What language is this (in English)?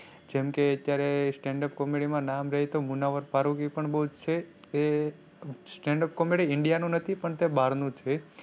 Gujarati